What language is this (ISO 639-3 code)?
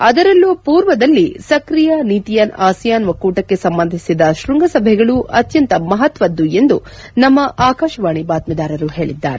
kan